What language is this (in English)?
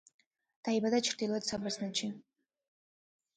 Georgian